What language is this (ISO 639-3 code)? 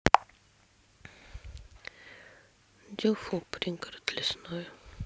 rus